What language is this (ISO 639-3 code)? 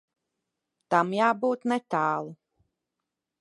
lav